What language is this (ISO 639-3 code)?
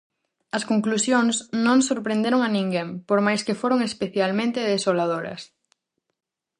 glg